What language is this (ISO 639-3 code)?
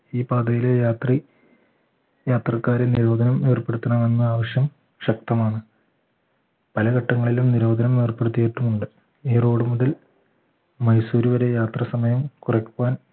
mal